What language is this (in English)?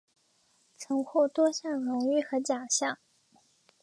Chinese